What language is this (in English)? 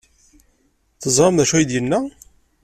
Kabyle